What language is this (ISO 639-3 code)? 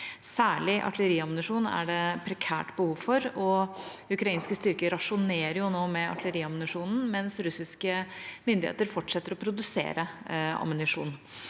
nor